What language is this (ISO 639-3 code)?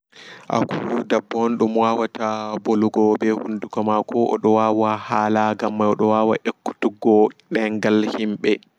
ful